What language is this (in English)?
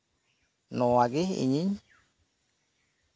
Santali